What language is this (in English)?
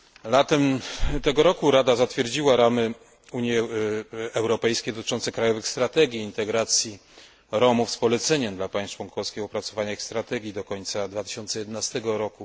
Polish